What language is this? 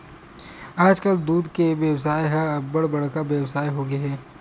Chhattisgarhi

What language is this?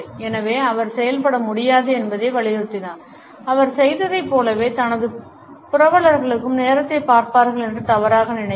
Tamil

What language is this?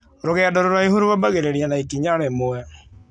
Kikuyu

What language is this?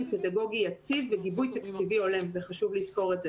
Hebrew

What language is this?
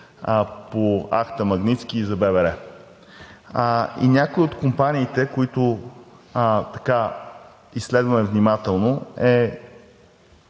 Bulgarian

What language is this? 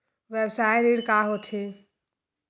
Chhattisgarhi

